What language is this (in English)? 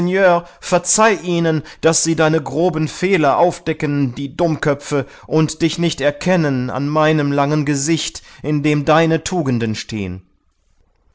German